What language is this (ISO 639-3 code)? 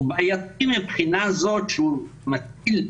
heb